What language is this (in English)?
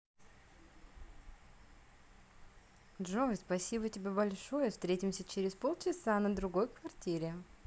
Russian